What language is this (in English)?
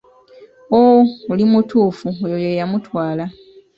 Ganda